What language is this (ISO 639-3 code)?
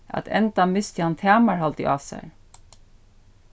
fao